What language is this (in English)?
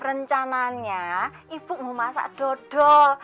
Indonesian